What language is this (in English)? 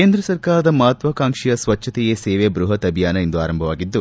Kannada